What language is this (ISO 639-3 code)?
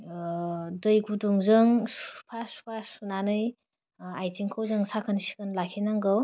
brx